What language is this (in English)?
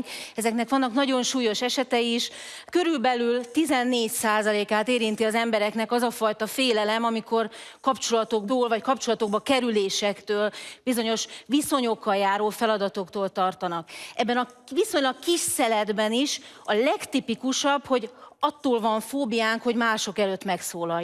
Hungarian